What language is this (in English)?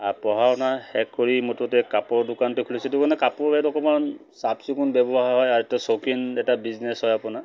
Assamese